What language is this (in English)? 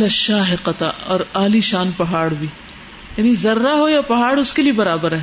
Urdu